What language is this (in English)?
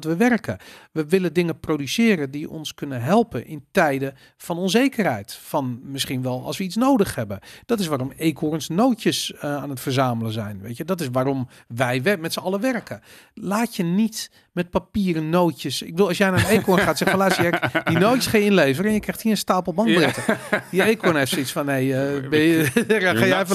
Dutch